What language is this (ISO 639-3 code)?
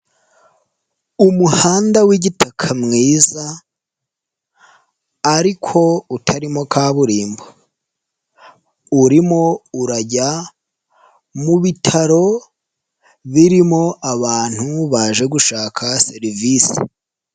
kin